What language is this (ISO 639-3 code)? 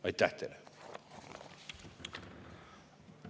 est